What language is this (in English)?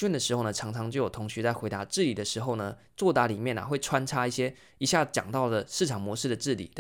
Chinese